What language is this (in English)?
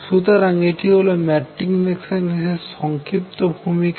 Bangla